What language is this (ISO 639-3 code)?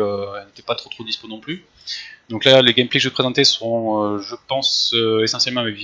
fra